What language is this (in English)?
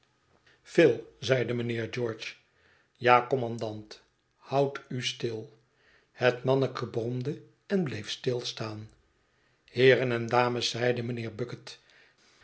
Dutch